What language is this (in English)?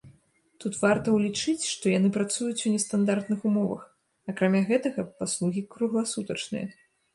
Belarusian